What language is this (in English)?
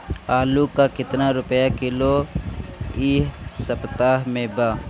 Bhojpuri